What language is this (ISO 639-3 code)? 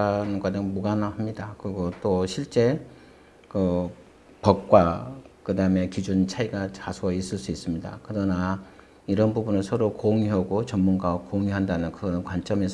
kor